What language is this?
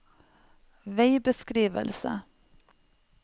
Norwegian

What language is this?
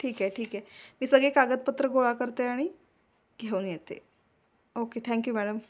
Marathi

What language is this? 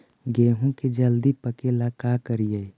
Magahi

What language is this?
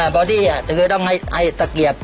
Thai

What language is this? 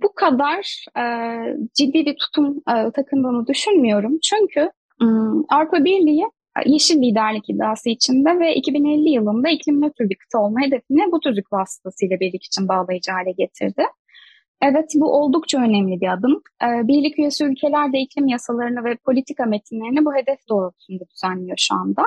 Turkish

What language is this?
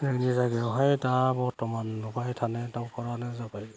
Bodo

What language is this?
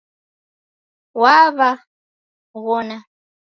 Taita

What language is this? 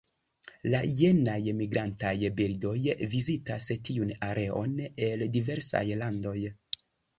Esperanto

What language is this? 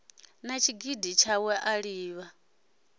Venda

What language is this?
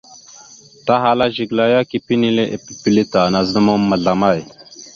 Mada (Cameroon)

